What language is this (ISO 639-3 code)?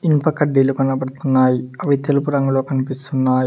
tel